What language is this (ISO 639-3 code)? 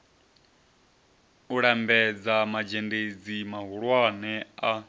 ven